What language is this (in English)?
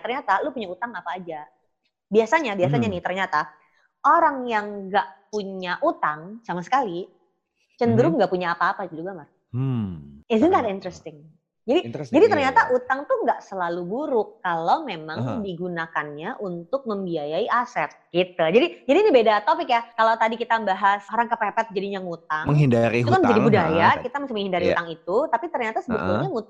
Indonesian